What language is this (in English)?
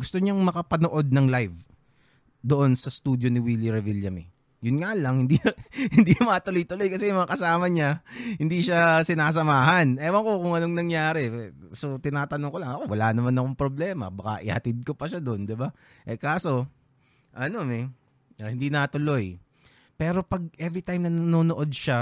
Filipino